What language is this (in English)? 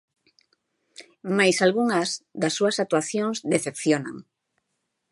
Galician